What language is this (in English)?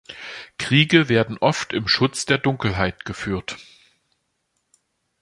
German